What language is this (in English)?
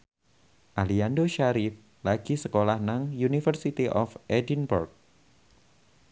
Javanese